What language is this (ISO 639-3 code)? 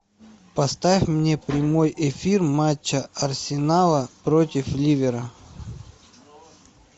rus